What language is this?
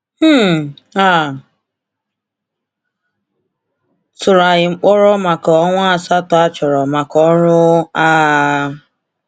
Igbo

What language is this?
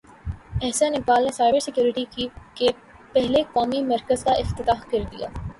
Urdu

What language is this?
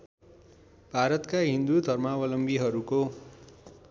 Nepali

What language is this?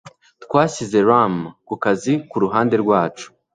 Kinyarwanda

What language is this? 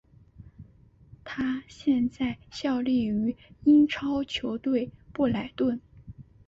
Chinese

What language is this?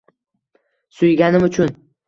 Uzbek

